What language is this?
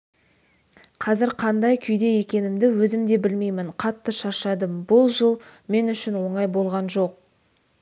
Kazakh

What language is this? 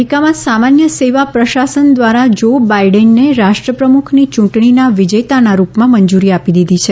Gujarati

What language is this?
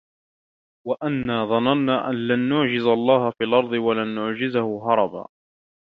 Arabic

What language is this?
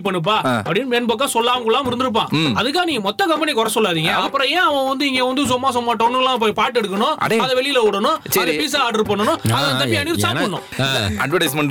Tamil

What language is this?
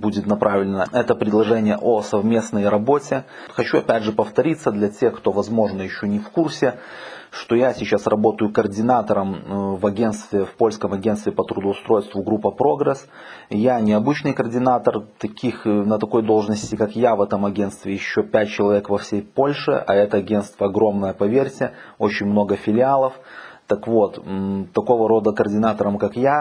Russian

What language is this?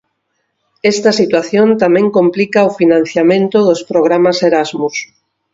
Galician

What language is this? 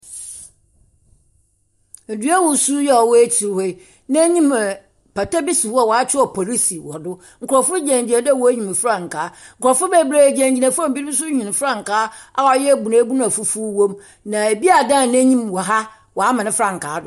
Akan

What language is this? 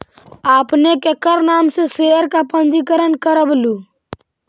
Magahi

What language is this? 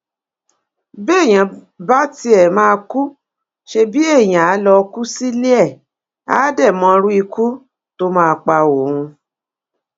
Yoruba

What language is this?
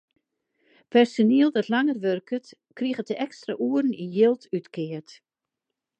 Western Frisian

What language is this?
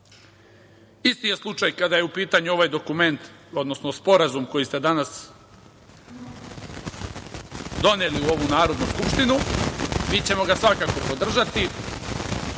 Serbian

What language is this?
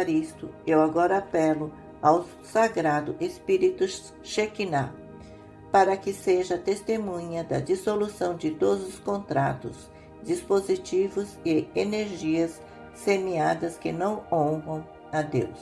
Portuguese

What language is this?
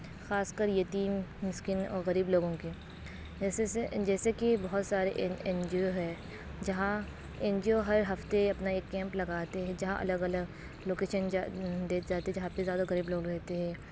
Urdu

